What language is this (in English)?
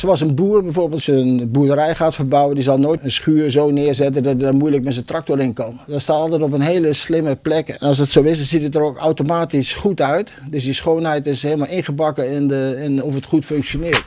Dutch